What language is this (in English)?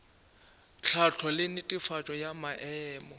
Northern Sotho